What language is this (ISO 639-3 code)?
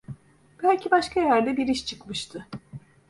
tur